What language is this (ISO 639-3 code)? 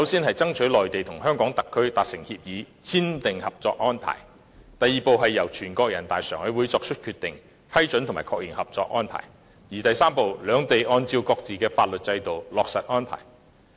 yue